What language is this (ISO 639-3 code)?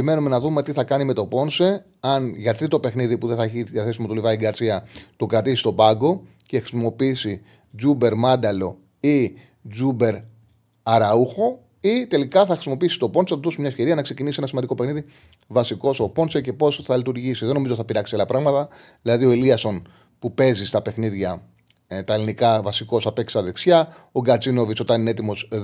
ell